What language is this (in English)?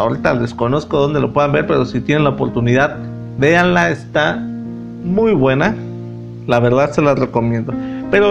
Spanish